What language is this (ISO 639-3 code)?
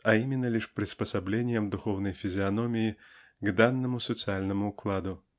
rus